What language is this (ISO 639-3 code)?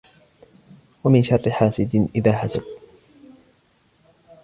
ara